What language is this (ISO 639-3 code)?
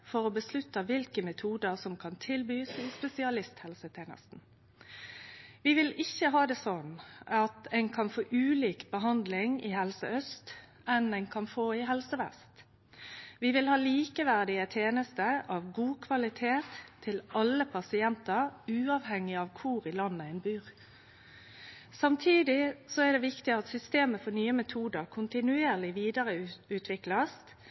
nno